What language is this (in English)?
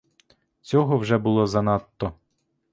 Ukrainian